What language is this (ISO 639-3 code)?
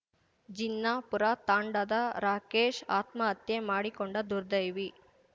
kan